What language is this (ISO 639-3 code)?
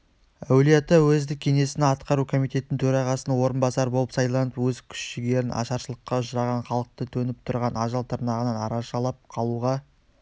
kaz